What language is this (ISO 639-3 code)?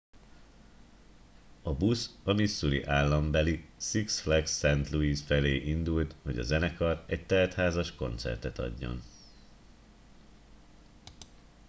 hun